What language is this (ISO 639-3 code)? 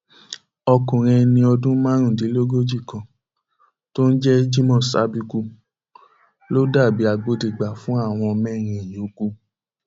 yor